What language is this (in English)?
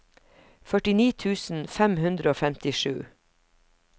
Norwegian